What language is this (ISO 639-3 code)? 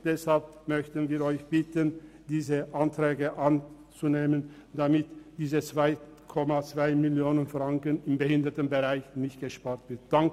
gsw